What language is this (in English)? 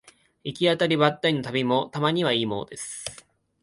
Japanese